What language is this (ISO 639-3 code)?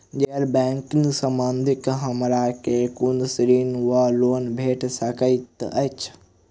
mai